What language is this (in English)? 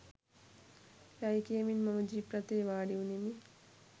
Sinhala